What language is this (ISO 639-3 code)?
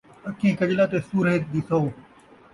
skr